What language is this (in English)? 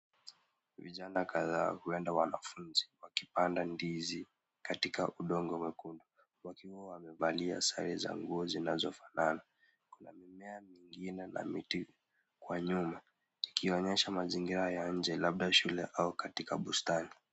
Swahili